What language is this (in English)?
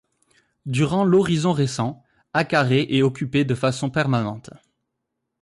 French